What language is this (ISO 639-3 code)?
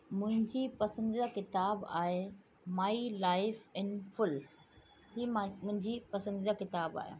snd